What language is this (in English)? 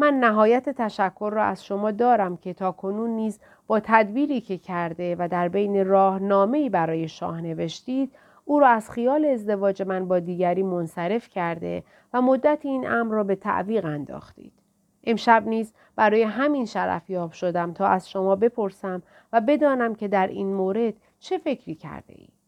Persian